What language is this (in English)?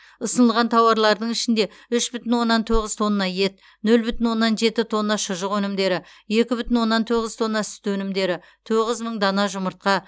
Kazakh